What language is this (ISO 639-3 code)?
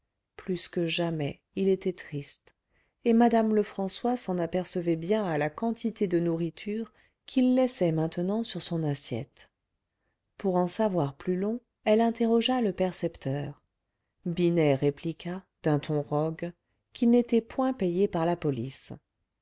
fra